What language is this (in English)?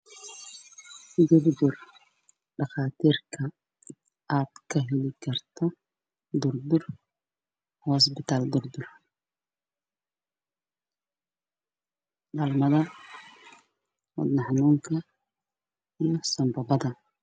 Somali